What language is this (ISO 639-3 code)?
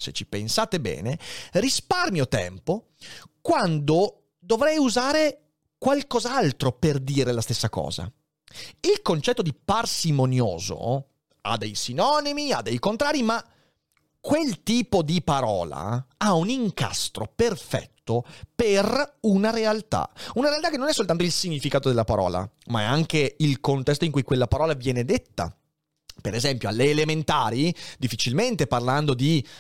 ita